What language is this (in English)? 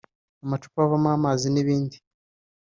Kinyarwanda